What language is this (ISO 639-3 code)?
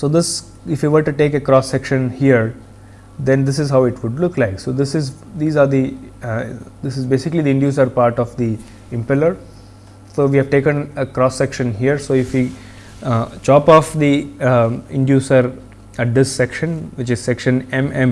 eng